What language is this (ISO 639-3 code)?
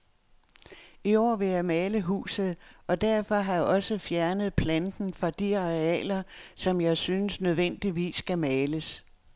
dan